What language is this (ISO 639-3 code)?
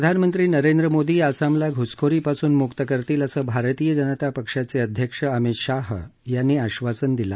mar